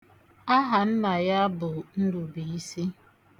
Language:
Igbo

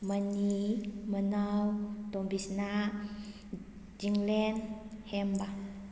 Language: Manipuri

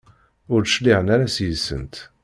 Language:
Kabyle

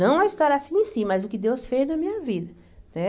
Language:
Portuguese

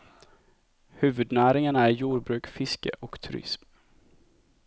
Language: Swedish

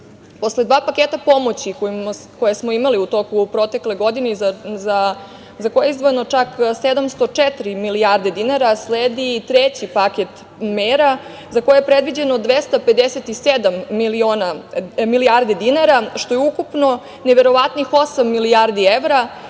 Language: Serbian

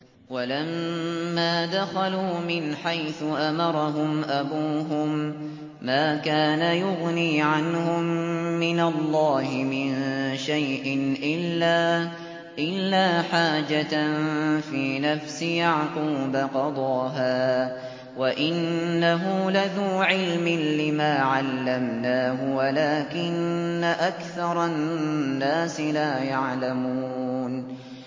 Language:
Arabic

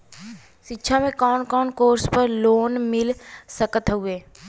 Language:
Bhojpuri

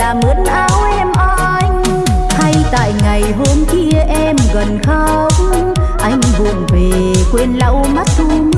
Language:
Vietnamese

